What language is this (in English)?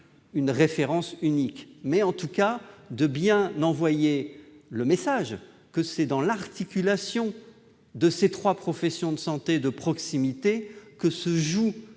French